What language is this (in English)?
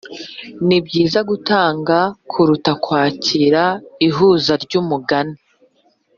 Kinyarwanda